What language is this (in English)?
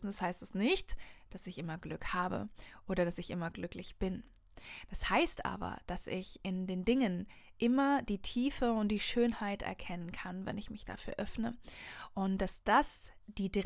German